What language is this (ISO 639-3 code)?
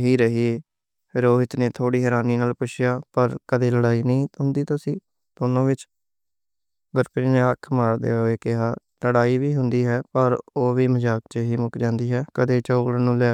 lah